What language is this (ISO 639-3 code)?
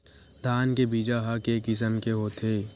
hne